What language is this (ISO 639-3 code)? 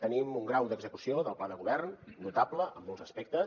cat